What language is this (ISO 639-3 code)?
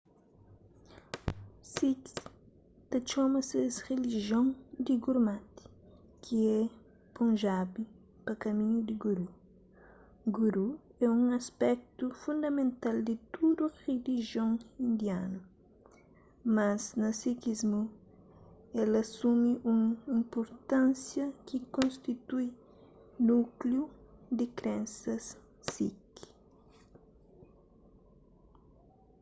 kea